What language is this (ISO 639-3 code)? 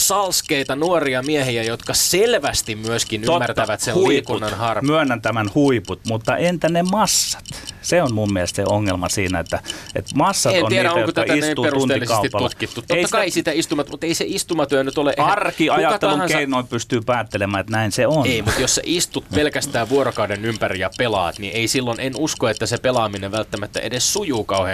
fin